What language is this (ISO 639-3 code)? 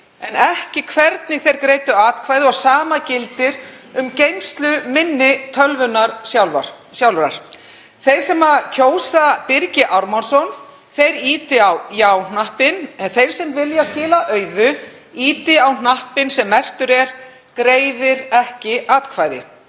isl